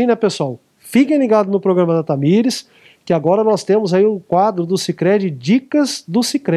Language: Portuguese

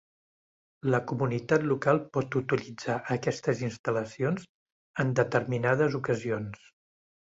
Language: Catalan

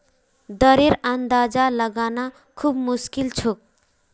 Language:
Magahi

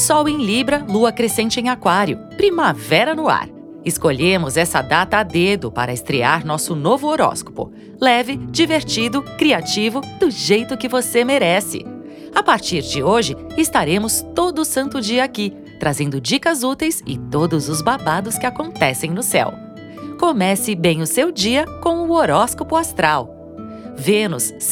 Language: Portuguese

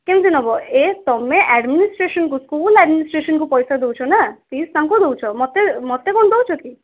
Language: Odia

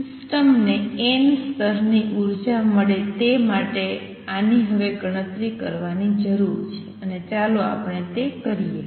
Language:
Gujarati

